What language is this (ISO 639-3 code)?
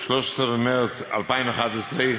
heb